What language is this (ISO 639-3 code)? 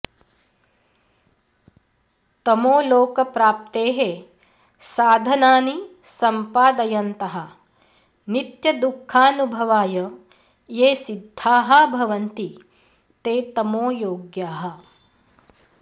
san